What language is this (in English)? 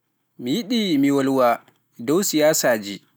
Pular